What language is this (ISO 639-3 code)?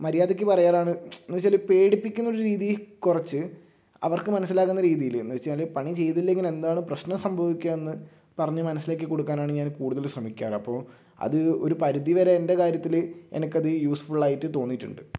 mal